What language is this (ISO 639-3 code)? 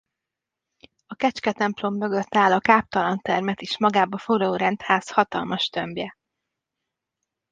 hun